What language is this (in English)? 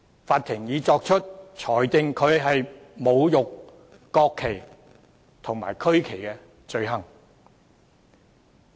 Cantonese